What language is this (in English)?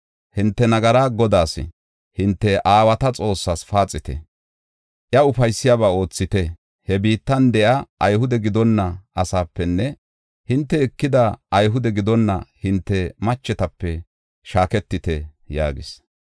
Gofa